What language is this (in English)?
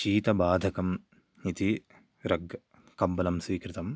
Sanskrit